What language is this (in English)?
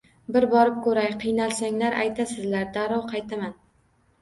Uzbek